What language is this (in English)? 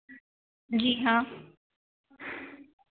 Hindi